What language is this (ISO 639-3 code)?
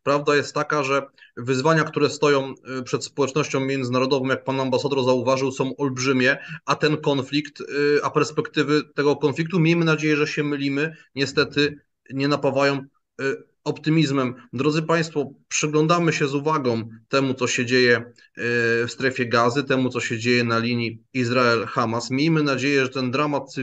pol